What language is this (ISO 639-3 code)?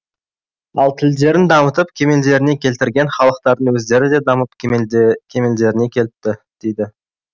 kaz